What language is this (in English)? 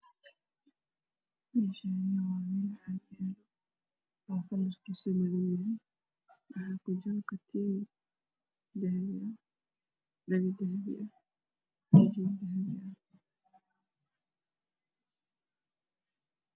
Somali